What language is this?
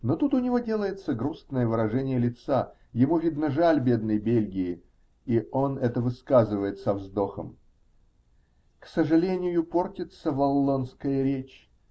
Russian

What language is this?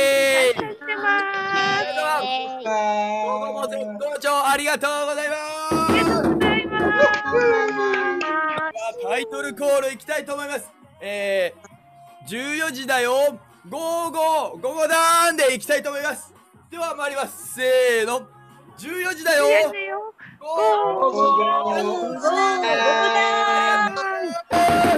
Japanese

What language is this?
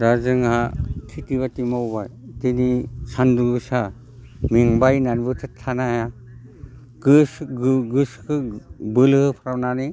Bodo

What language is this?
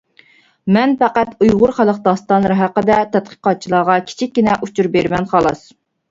Uyghur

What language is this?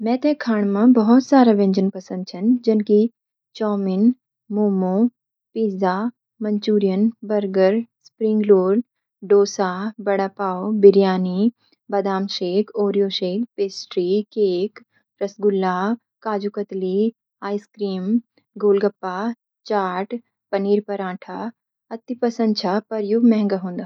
Garhwali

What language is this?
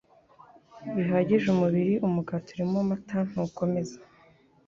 Kinyarwanda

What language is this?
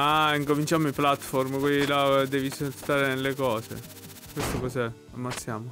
Italian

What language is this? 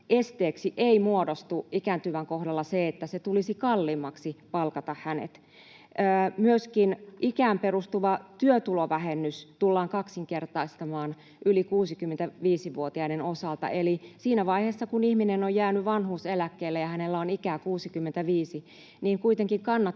Finnish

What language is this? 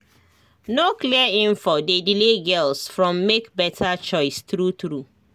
Nigerian Pidgin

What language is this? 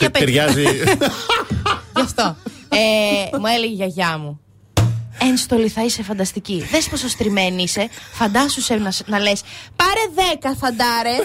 Greek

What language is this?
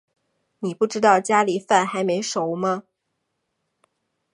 Chinese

